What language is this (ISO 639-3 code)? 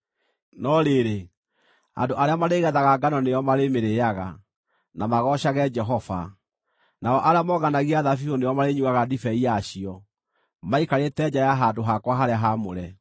kik